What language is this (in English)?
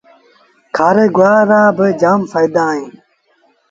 Sindhi Bhil